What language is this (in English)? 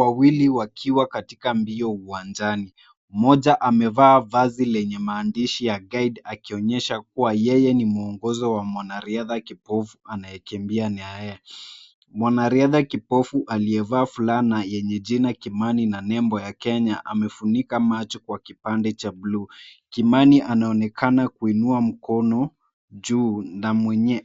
Swahili